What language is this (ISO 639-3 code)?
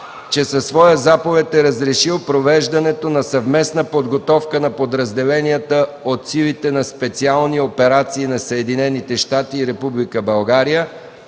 bul